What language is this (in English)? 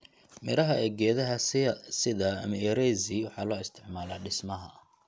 Somali